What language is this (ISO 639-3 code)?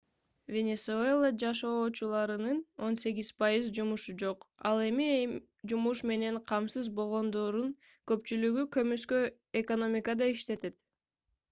kir